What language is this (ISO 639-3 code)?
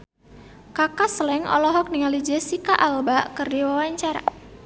sun